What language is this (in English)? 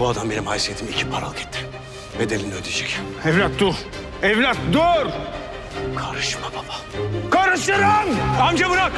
Turkish